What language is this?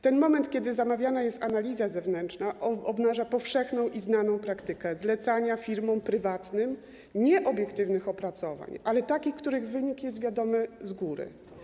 Polish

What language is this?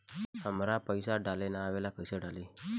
Bhojpuri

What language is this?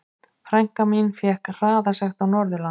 Icelandic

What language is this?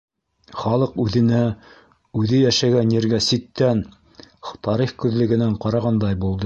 Bashkir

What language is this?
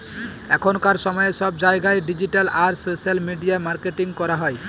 Bangla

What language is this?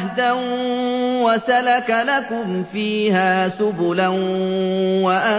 Arabic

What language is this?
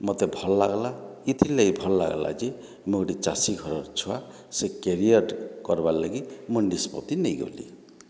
Odia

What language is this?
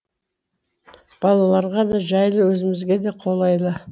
Kazakh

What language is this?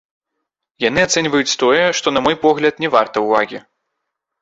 Belarusian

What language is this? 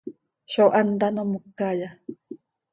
Seri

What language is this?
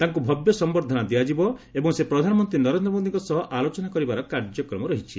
Odia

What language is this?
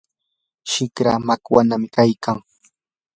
Yanahuanca Pasco Quechua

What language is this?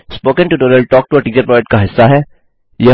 Hindi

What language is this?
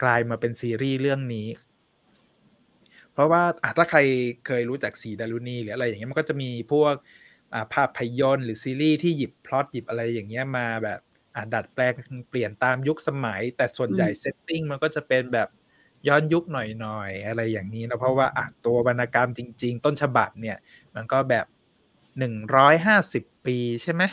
Thai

